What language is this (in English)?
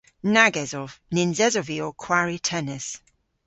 Cornish